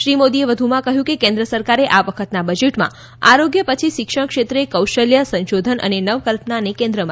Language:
Gujarati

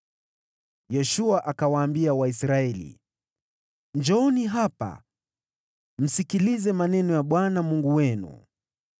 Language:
Swahili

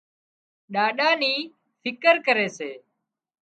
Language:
Wadiyara Koli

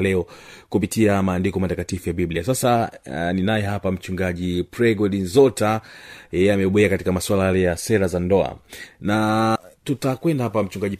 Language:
Swahili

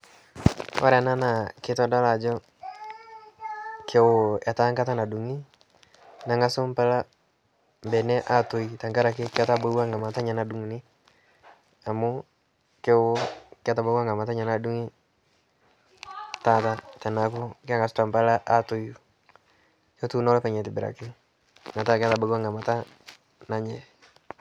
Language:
Masai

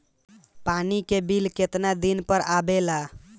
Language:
Bhojpuri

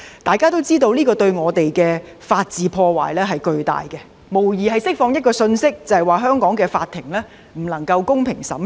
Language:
Cantonese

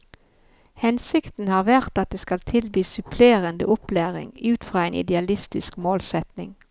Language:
Norwegian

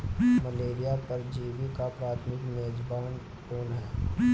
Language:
Hindi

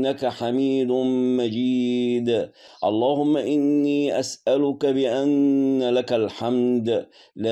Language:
Arabic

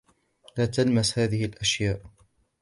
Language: Arabic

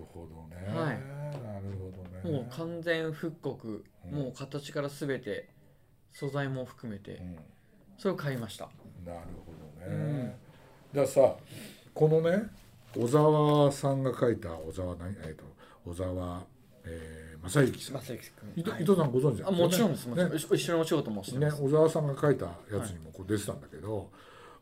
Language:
Japanese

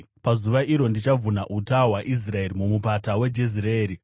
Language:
Shona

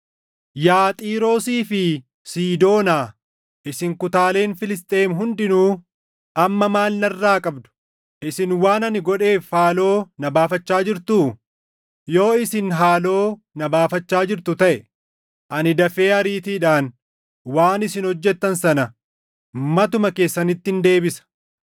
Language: Oromo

